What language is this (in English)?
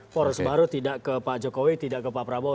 Indonesian